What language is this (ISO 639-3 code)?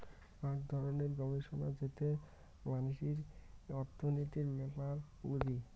ben